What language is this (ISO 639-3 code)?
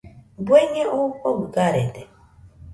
hux